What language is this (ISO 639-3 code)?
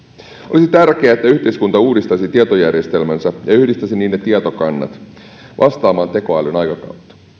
fin